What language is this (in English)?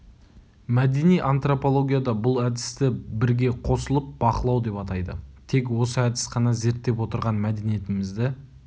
Kazakh